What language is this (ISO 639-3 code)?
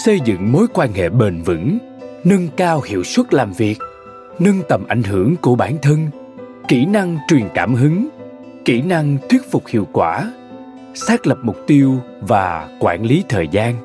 vie